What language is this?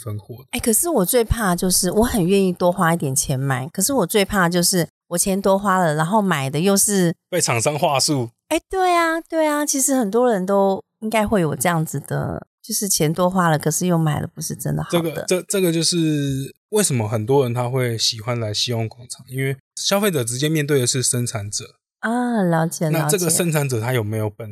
Chinese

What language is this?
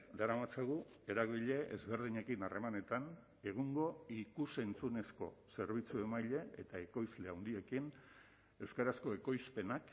Basque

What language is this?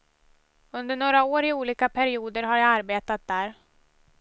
Swedish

